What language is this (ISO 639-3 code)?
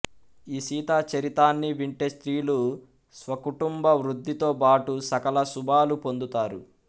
tel